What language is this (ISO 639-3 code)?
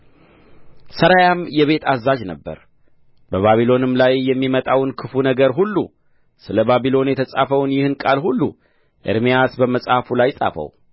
amh